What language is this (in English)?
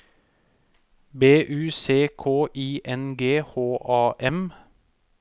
Norwegian